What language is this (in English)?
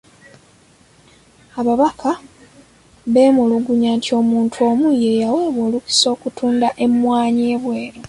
Ganda